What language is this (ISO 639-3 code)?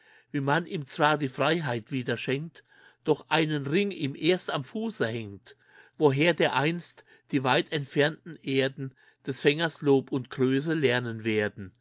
deu